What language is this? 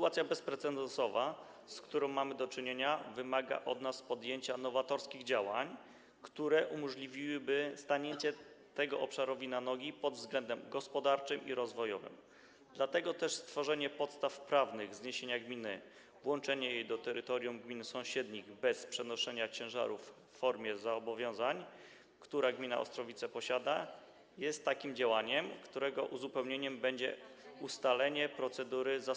Polish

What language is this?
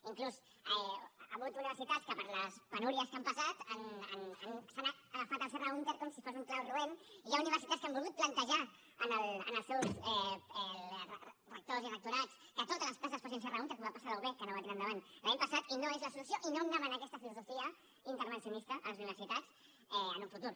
Catalan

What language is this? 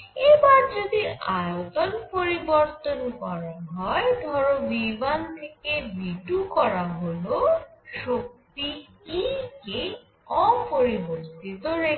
Bangla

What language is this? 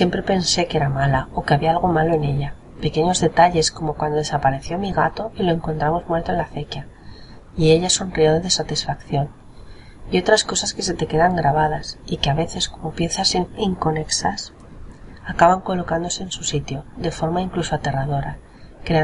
Spanish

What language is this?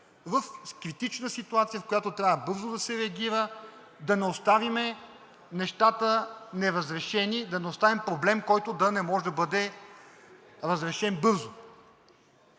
Bulgarian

